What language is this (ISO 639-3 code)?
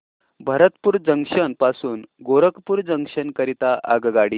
mar